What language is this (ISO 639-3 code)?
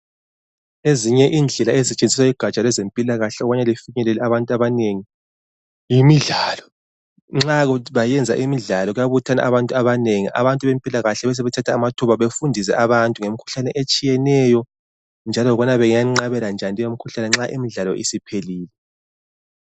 nde